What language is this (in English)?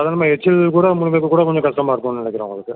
Tamil